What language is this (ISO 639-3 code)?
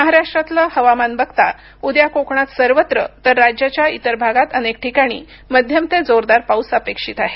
mar